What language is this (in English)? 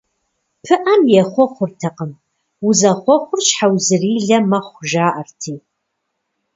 Kabardian